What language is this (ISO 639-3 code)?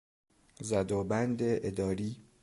fas